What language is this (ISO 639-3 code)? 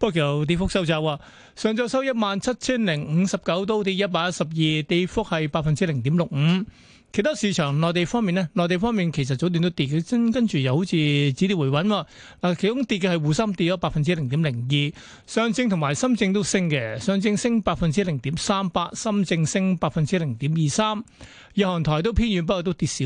zho